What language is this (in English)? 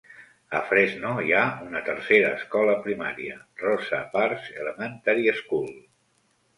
Catalan